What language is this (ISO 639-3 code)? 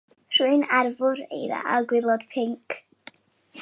cym